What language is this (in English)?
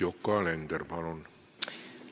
Estonian